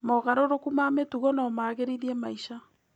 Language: Kikuyu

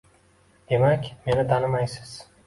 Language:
Uzbek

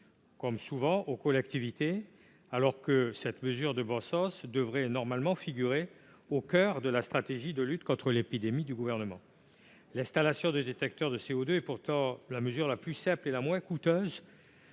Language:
French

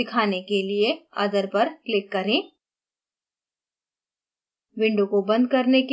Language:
Hindi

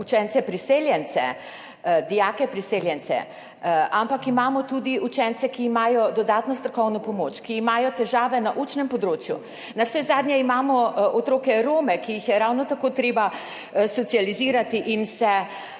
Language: Slovenian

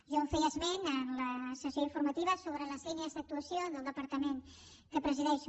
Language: Catalan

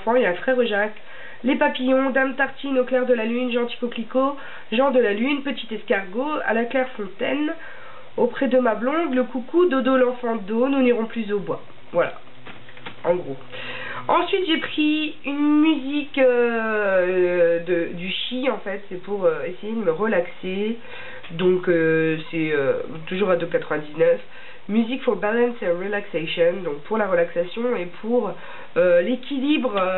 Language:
French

